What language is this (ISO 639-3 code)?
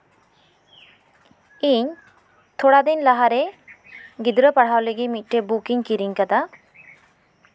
sat